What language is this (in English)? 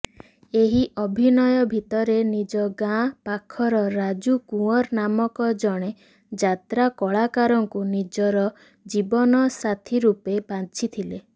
Odia